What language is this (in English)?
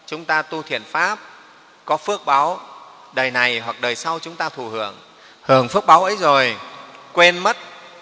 Vietnamese